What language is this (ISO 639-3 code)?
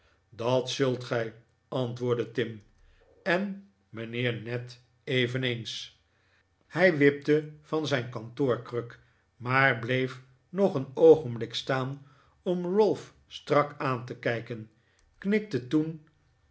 nld